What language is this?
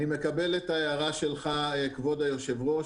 Hebrew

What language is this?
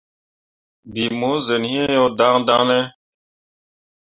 Mundang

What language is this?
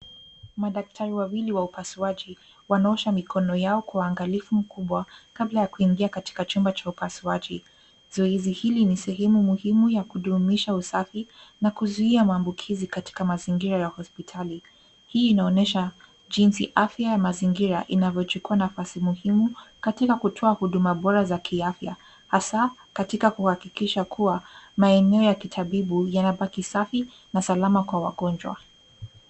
Swahili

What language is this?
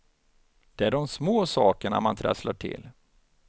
Swedish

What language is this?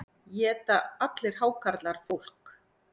Icelandic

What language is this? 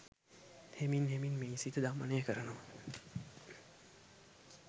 Sinhala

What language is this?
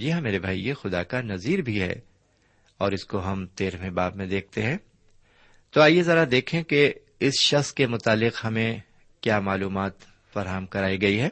Urdu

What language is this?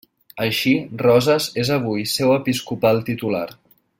Catalan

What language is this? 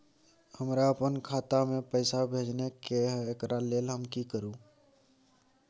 Maithili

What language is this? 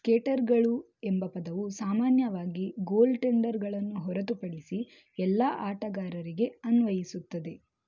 Kannada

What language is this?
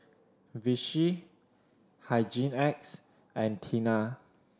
English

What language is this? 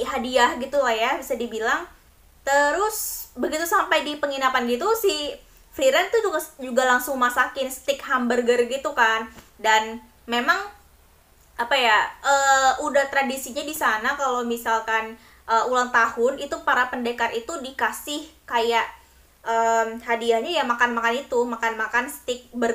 Indonesian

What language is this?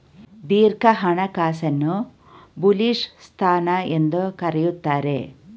Kannada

